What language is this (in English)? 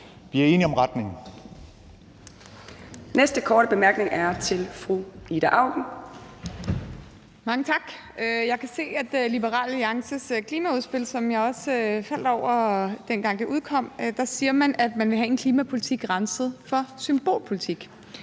Danish